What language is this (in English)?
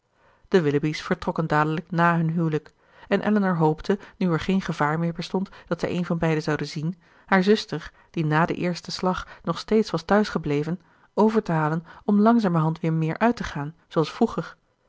Dutch